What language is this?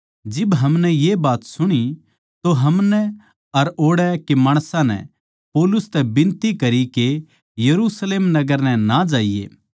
Haryanvi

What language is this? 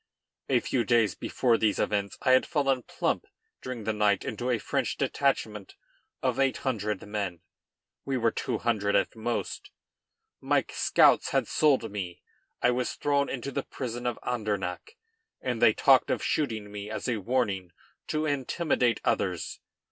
English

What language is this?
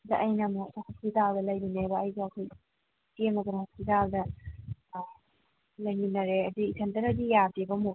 Manipuri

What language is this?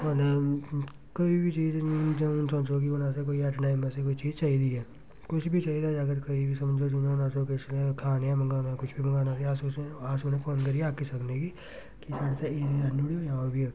Dogri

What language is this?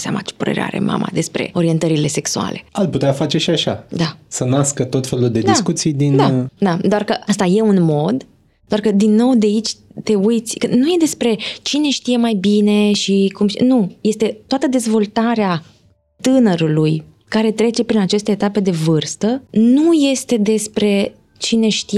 Romanian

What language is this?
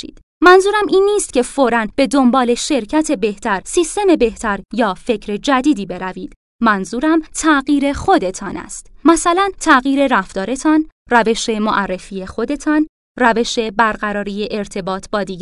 Persian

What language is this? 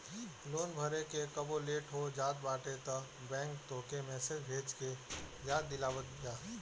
Bhojpuri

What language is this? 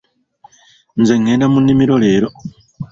Ganda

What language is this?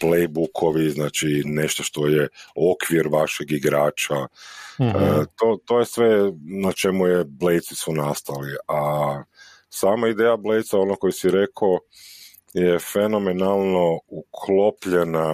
Croatian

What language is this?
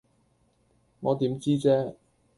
Cantonese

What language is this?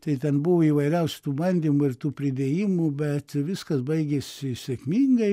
Lithuanian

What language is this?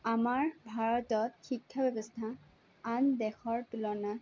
Assamese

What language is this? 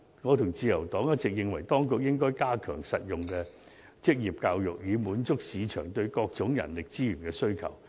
Cantonese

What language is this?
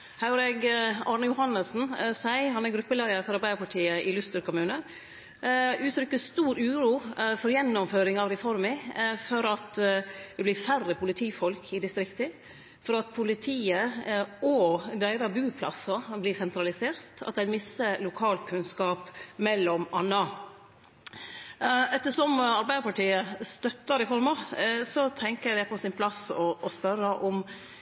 Norwegian Nynorsk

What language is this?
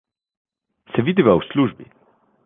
Slovenian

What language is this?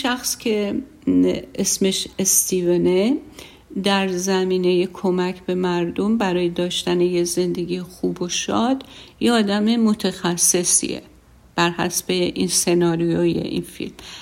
Persian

